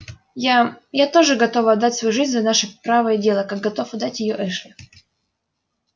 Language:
Russian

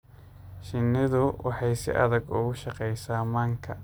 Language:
Somali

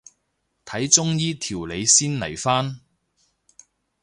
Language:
Cantonese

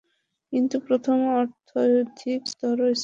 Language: Bangla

